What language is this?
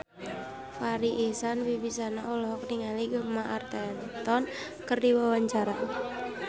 Sundanese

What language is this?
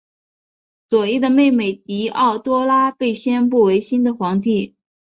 Chinese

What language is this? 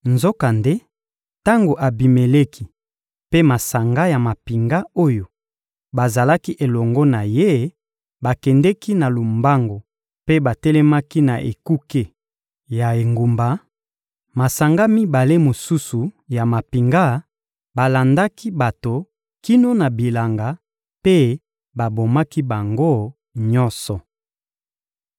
Lingala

